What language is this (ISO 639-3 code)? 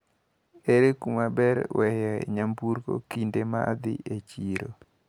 luo